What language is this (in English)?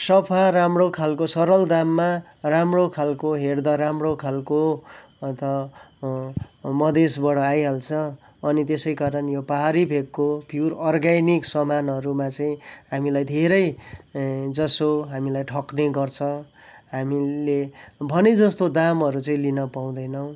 Nepali